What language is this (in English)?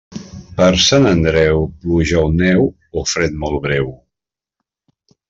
Catalan